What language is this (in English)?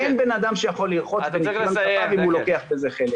Hebrew